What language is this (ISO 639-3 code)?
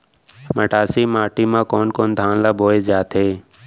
hne